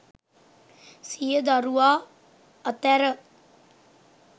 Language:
Sinhala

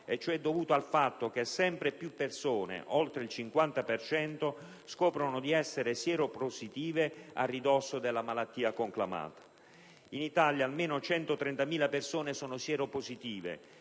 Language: Italian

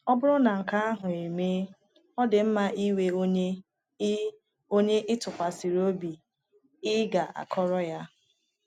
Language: Igbo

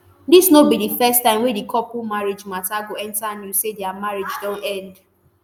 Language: Nigerian Pidgin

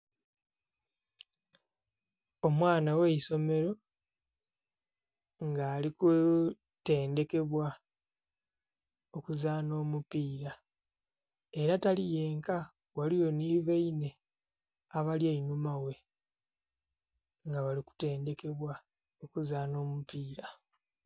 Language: Soga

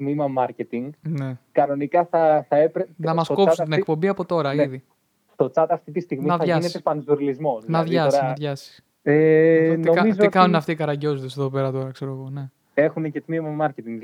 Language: Greek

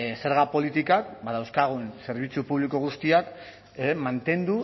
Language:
Basque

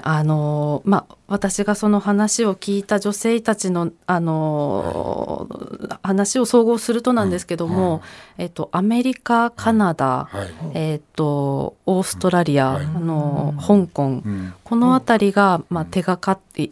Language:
Japanese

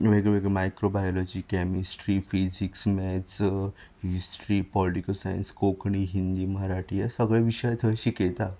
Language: Konkani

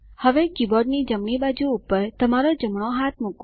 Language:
Gujarati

